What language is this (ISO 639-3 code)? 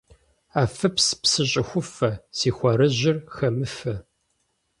kbd